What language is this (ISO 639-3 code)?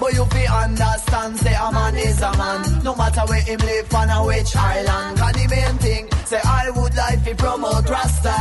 hun